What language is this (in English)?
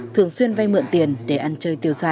Vietnamese